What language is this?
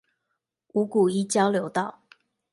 Chinese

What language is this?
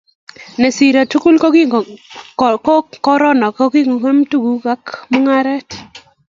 Kalenjin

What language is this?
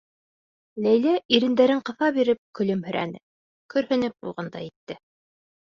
Bashkir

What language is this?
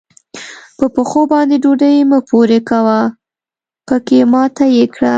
Pashto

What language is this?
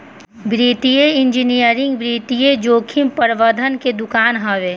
Bhojpuri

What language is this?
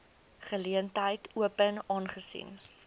Afrikaans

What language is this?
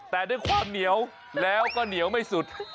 Thai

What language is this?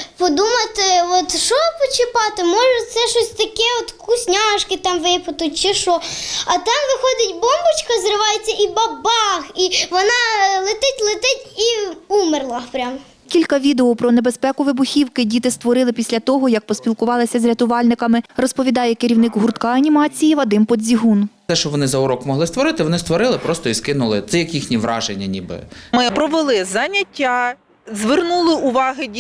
Ukrainian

